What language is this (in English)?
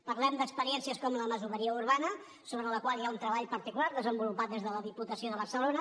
Catalan